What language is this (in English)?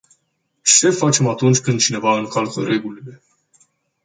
Romanian